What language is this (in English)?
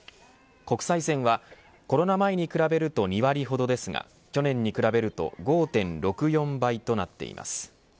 Japanese